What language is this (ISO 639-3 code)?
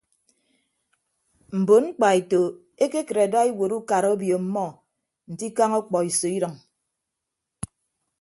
ibb